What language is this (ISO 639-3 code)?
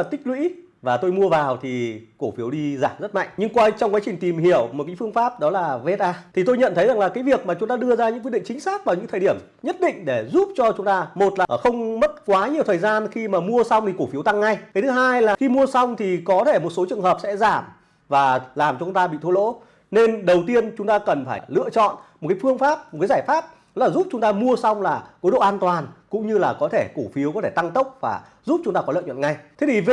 vie